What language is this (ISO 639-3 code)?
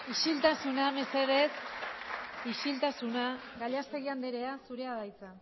eus